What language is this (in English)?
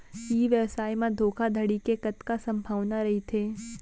Chhattisgarhi